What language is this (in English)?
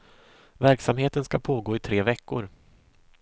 Swedish